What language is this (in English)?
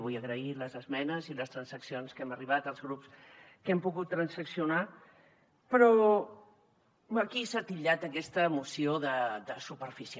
Catalan